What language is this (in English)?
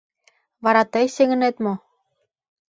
Mari